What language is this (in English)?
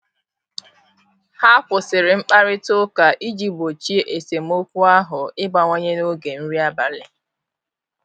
Igbo